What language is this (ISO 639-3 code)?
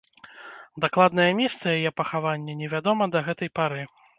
bel